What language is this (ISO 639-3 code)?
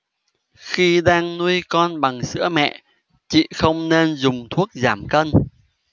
vie